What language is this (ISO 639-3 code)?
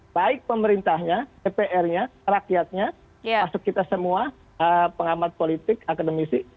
ind